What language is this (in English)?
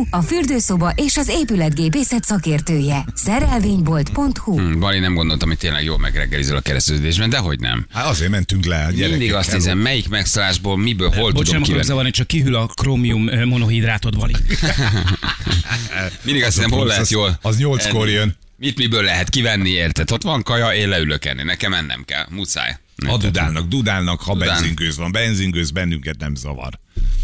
Hungarian